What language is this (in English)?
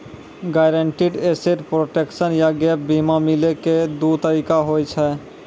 Maithili